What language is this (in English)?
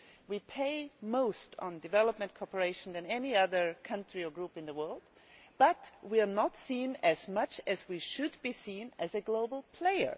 English